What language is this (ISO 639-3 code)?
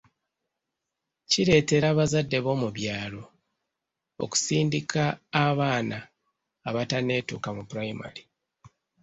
lug